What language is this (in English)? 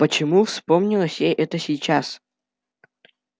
Russian